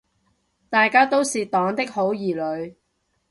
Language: Cantonese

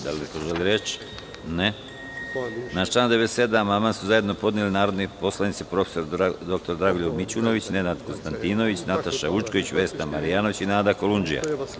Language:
Serbian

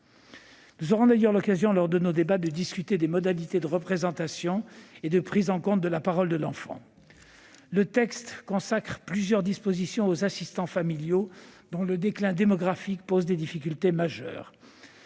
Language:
French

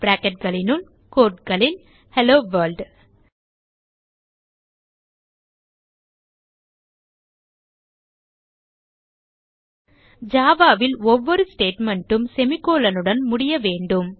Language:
Tamil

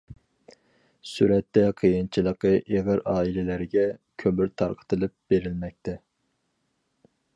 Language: Uyghur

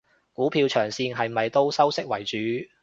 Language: Cantonese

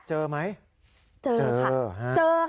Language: Thai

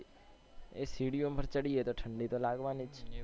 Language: Gujarati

